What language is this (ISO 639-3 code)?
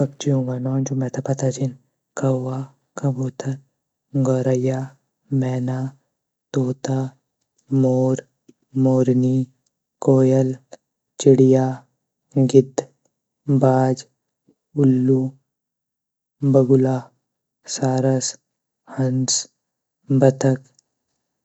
gbm